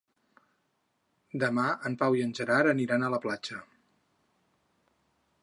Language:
Catalan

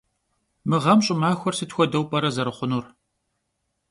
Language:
Kabardian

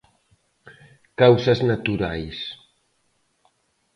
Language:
Galician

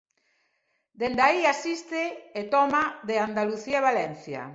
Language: Galician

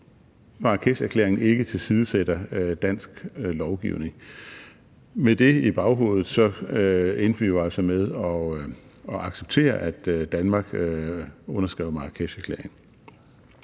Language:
Danish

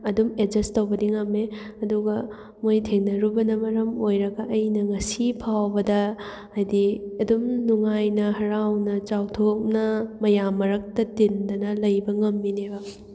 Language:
Manipuri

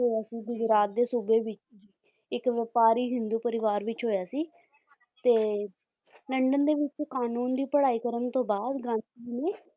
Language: Punjabi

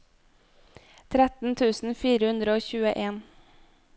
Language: Norwegian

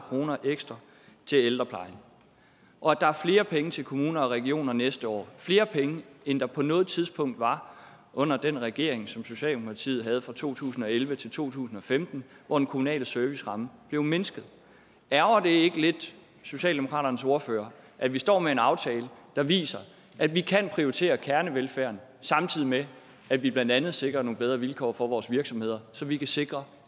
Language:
Danish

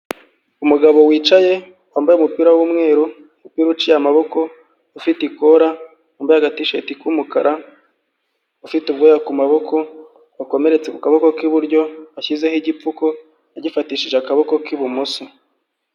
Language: Kinyarwanda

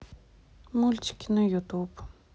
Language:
Russian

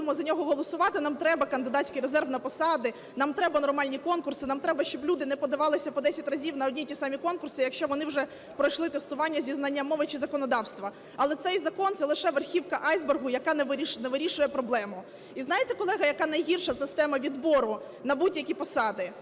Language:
Ukrainian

